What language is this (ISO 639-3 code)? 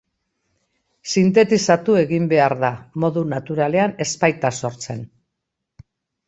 eus